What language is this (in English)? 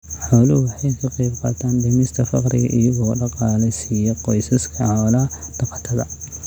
Somali